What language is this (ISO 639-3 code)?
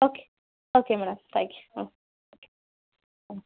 kan